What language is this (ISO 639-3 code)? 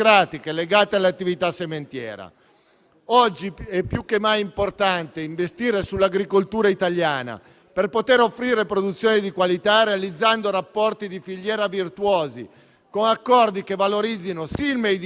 ita